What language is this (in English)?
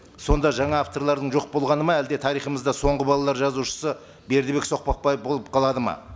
Kazakh